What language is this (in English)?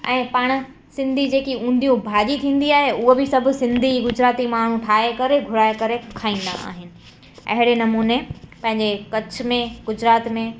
Sindhi